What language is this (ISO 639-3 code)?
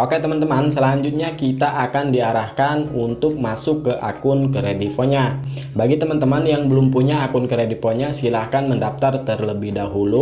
ind